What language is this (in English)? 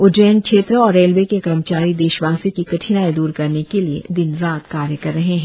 Hindi